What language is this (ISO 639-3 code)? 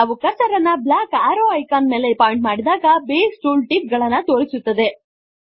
kan